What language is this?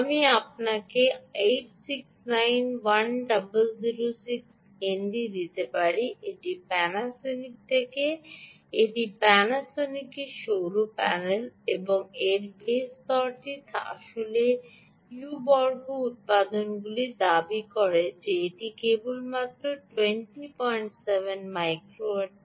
Bangla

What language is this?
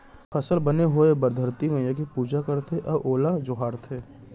Chhattisgarhi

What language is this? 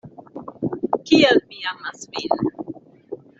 Esperanto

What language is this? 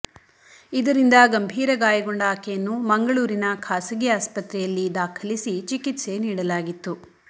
Kannada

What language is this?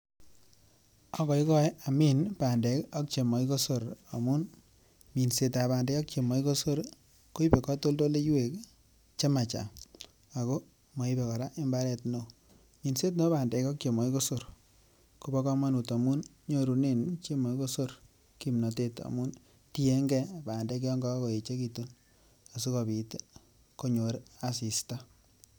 Kalenjin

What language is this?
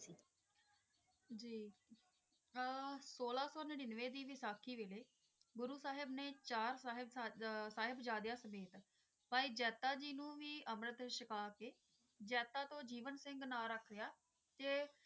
Punjabi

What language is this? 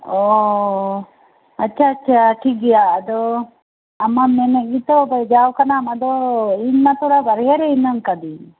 Santali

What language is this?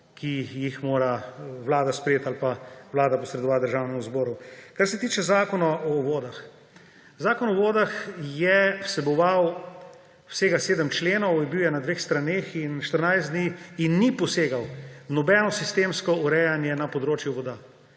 Slovenian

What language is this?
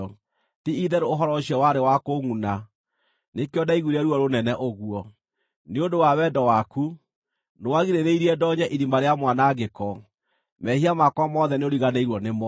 Kikuyu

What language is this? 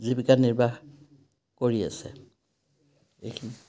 Assamese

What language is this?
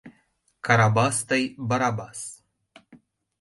Mari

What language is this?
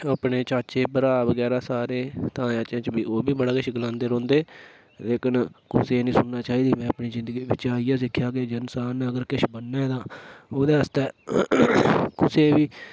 Dogri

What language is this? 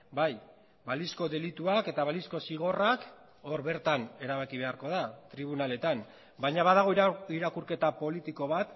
Basque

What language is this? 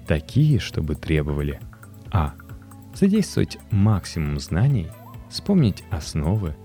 Russian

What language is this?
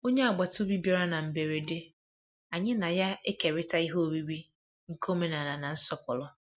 Igbo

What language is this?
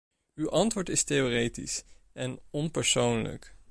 Dutch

